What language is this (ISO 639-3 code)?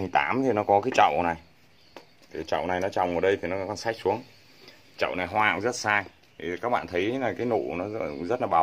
vie